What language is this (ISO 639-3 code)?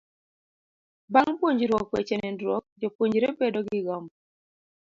luo